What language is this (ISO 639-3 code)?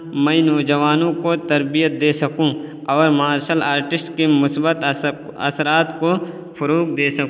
urd